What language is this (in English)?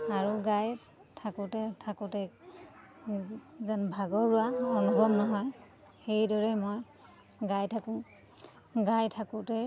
Assamese